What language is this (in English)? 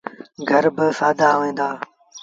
Sindhi Bhil